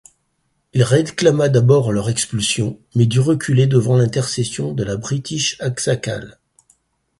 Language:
French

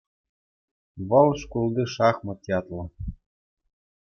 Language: Chuvash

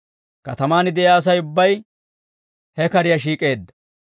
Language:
Dawro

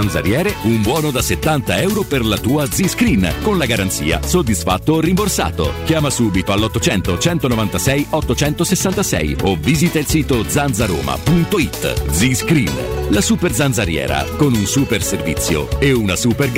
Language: Italian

